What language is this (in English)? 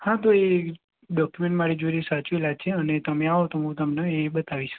Gujarati